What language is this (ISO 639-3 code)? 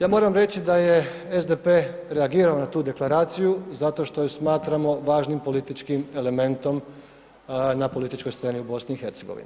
hrv